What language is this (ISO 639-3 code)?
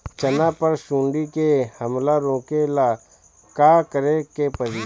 bho